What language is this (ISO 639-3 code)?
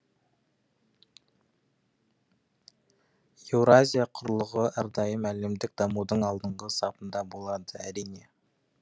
kaz